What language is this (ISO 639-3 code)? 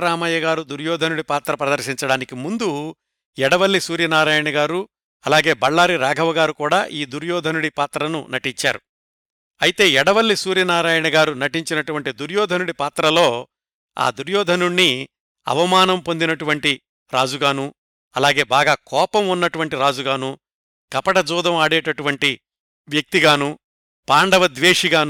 tel